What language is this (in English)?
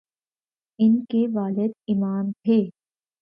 Urdu